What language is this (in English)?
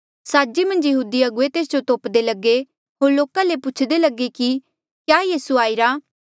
Mandeali